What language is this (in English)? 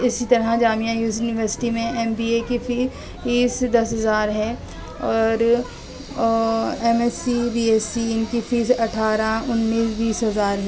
Urdu